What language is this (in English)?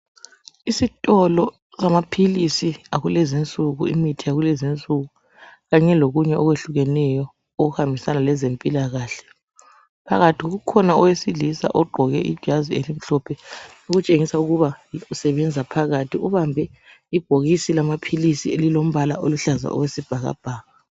North Ndebele